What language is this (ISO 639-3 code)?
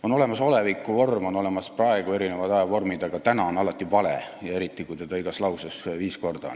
est